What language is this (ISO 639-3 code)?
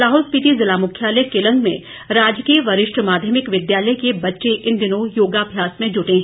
hin